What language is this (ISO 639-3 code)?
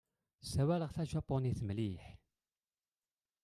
kab